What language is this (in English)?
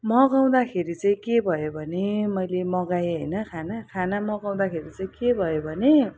Nepali